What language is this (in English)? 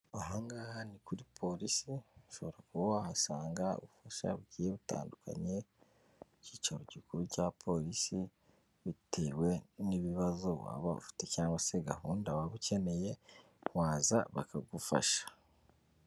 Kinyarwanda